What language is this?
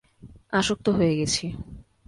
Bangla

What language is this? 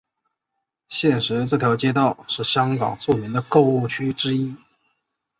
Chinese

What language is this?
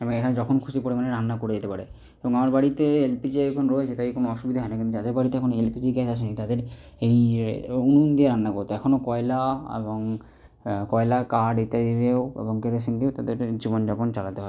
Bangla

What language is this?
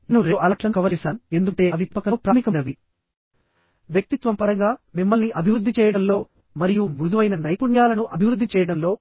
Telugu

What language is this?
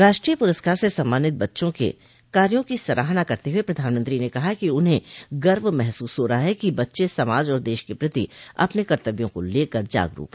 Hindi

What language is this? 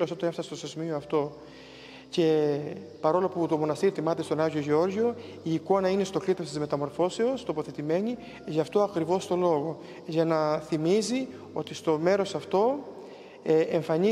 Greek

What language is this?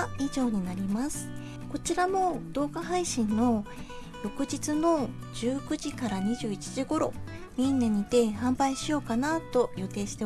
Japanese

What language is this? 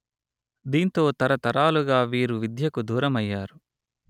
Telugu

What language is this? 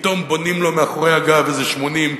Hebrew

